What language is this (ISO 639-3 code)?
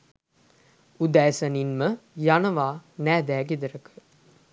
sin